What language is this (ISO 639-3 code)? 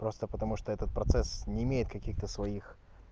rus